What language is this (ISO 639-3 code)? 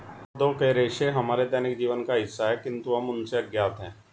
hin